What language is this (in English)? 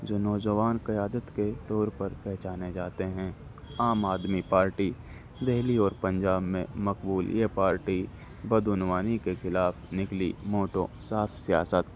Urdu